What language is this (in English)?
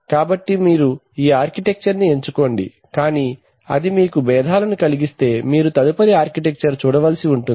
Telugu